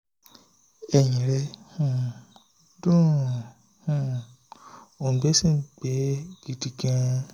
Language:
Yoruba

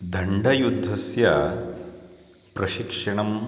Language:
Sanskrit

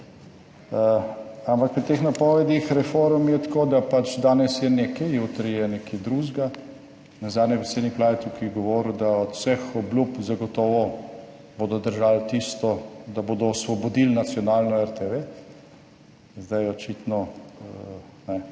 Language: Slovenian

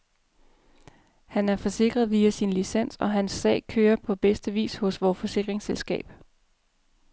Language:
Danish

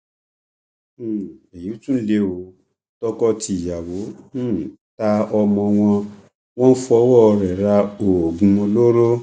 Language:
Yoruba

